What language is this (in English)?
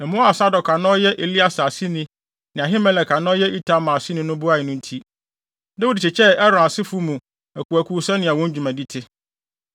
Akan